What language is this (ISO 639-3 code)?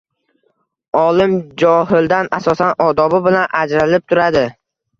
uzb